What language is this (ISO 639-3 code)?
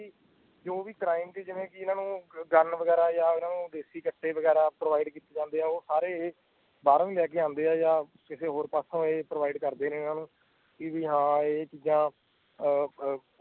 pan